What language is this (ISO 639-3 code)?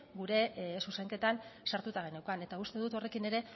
eus